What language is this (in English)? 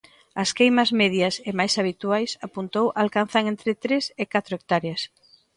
Galician